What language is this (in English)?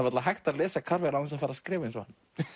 Icelandic